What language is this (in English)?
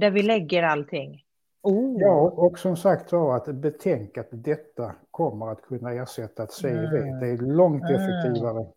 Swedish